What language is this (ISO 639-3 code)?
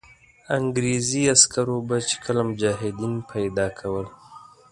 pus